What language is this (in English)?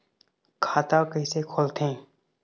Chhattisgarhi